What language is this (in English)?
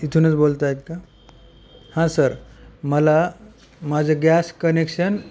Marathi